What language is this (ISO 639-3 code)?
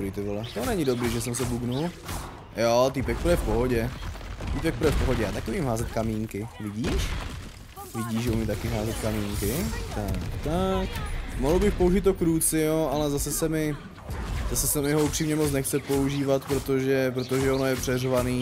ces